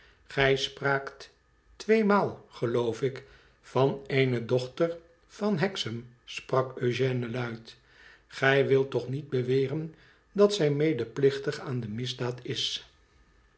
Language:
Dutch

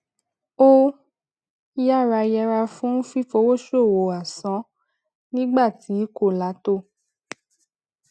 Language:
Yoruba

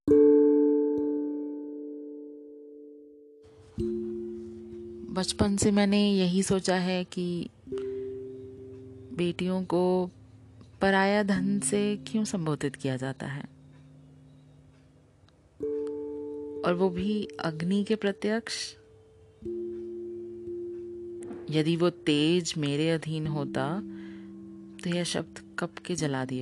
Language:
Hindi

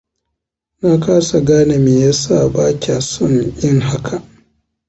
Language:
Hausa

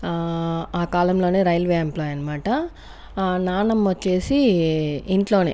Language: Telugu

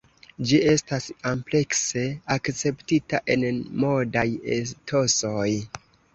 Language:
Esperanto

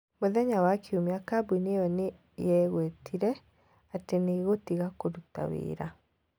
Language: Kikuyu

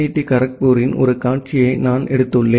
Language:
Tamil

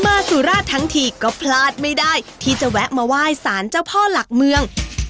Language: Thai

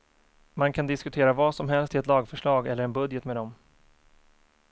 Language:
Swedish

